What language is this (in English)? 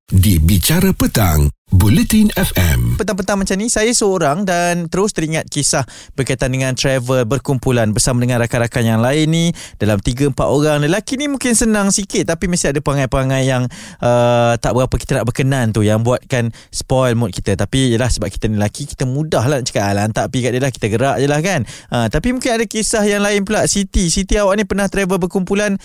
Malay